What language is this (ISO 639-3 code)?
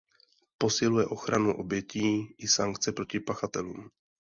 ces